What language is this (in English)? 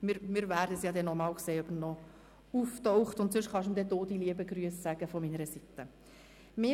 Swiss German